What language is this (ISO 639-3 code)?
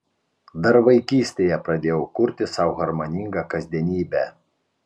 lit